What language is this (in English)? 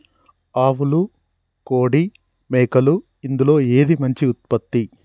Telugu